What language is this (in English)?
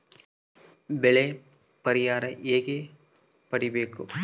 Kannada